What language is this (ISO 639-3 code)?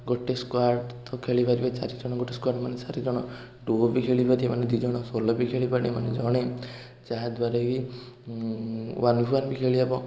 ori